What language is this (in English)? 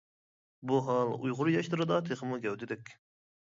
Uyghur